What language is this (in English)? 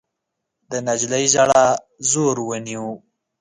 Pashto